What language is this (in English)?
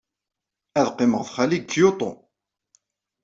Kabyle